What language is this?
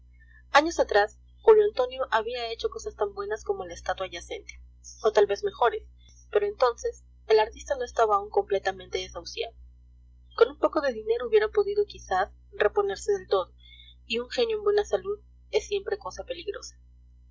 Spanish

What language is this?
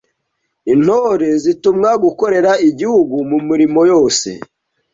Kinyarwanda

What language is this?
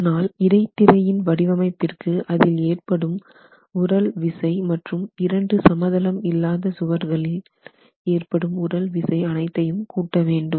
Tamil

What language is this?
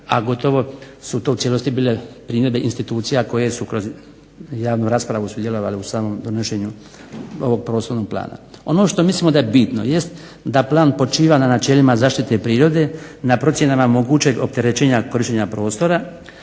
Croatian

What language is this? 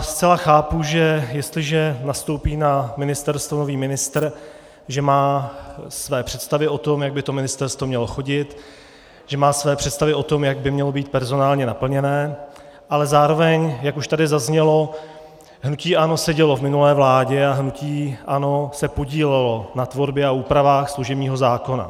Czech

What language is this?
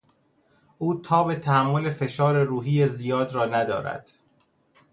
Persian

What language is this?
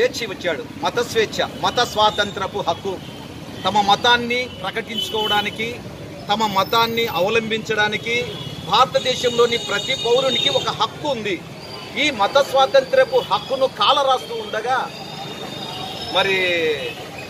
Arabic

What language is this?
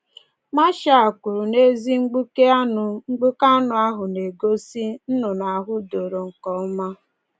Igbo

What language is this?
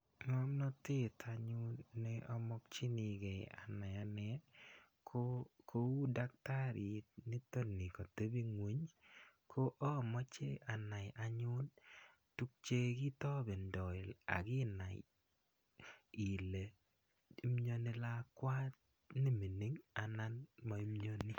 Kalenjin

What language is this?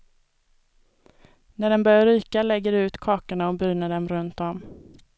Swedish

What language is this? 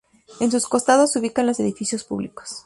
Spanish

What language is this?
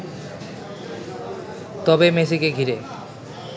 Bangla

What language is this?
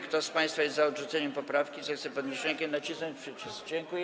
Polish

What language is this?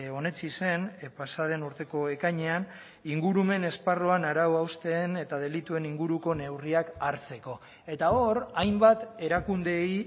Basque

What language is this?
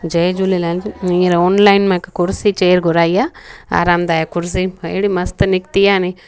Sindhi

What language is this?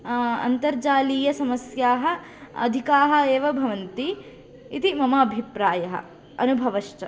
Sanskrit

